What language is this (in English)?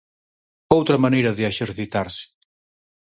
Galician